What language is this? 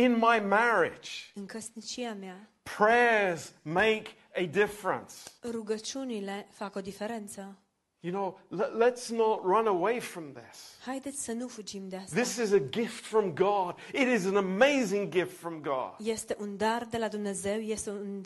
Romanian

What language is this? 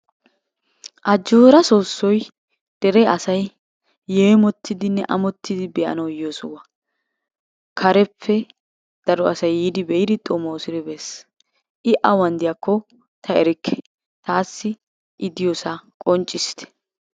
Wolaytta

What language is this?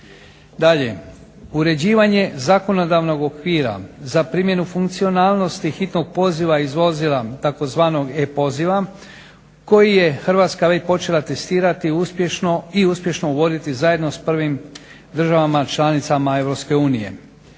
Croatian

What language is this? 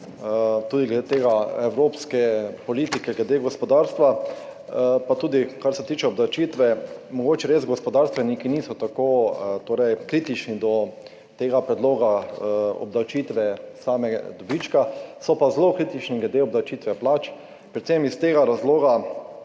Slovenian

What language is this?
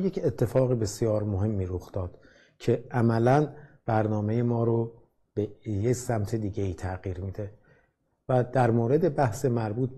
Persian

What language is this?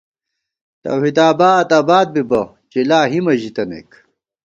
Gawar-Bati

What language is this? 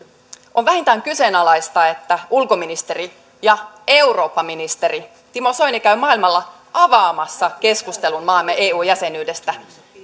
Finnish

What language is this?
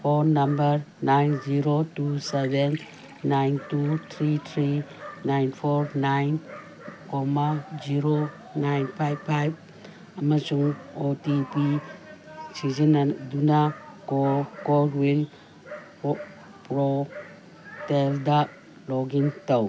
Manipuri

